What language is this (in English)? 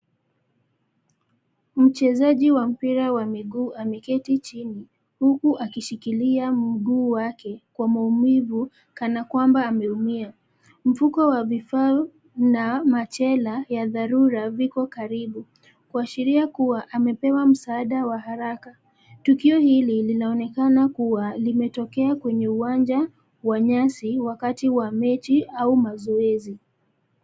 Swahili